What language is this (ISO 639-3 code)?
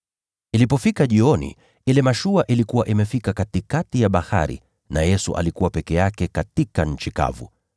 swa